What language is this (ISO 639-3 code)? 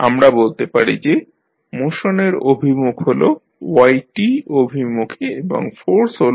ben